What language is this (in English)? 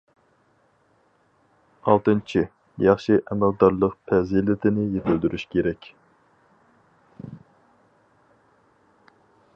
Uyghur